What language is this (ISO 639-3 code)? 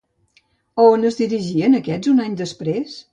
cat